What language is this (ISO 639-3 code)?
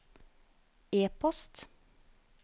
nor